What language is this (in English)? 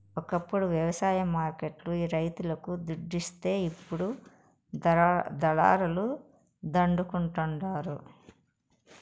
Telugu